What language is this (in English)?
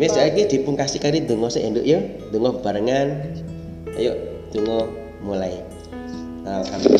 Indonesian